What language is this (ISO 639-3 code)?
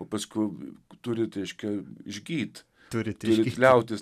lit